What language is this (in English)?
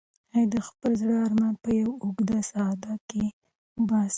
Pashto